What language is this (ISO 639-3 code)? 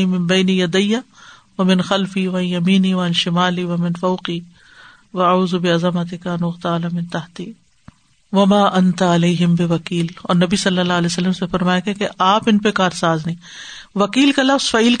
urd